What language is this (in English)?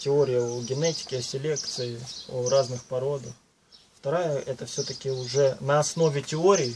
Russian